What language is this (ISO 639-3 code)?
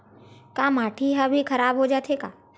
hne